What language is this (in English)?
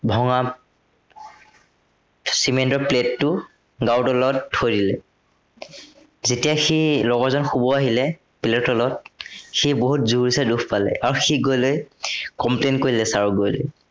Assamese